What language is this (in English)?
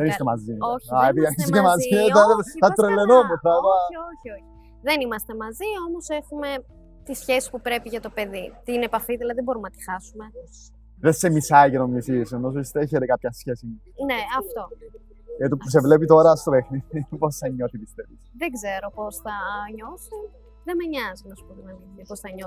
Greek